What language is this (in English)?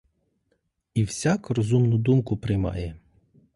Ukrainian